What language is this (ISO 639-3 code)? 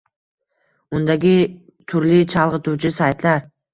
uzb